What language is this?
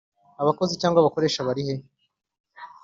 Kinyarwanda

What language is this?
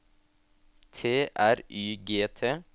Norwegian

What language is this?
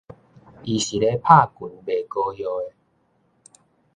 Min Nan Chinese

